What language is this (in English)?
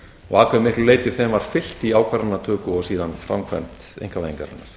Icelandic